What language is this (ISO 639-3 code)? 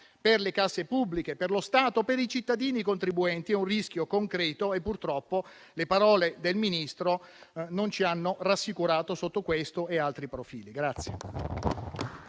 ita